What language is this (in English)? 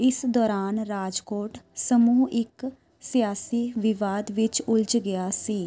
Punjabi